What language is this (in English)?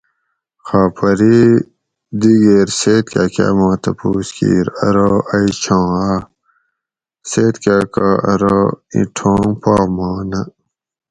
Gawri